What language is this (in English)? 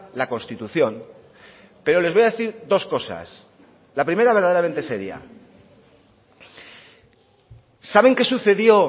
Spanish